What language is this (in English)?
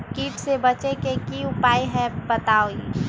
Magahi